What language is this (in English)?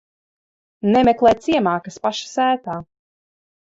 Latvian